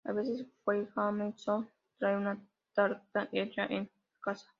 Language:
Spanish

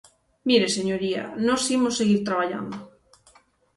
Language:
Galician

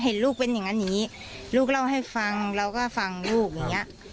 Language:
Thai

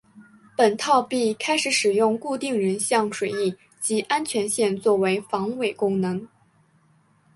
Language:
Chinese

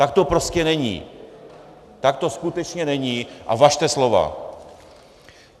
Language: Czech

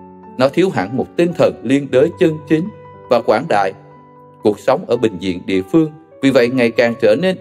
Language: Vietnamese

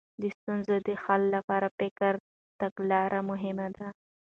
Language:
Pashto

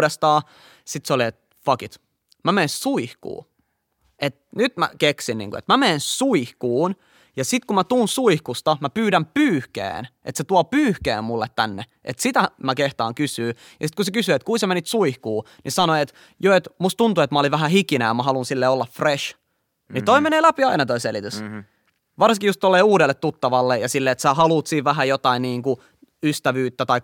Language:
Finnish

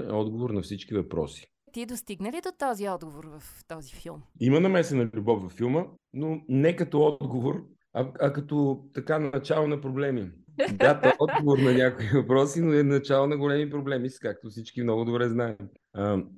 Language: Bulgarian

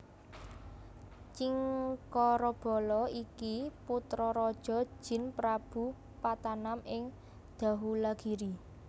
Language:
Javanese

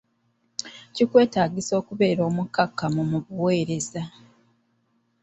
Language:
Ganda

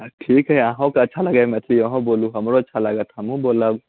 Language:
Maithili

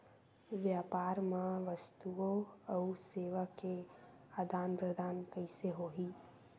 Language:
Chhattisgarhi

